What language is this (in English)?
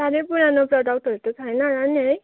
Nepali